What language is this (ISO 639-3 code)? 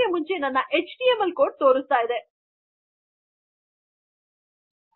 kan